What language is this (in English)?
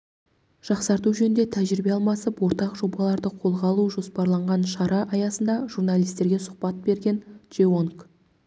Kazakh